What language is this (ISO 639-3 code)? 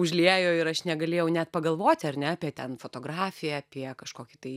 lit